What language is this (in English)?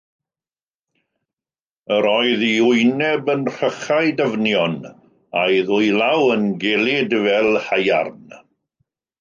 Welsh